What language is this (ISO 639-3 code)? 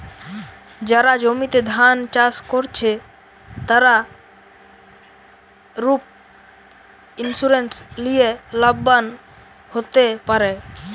ben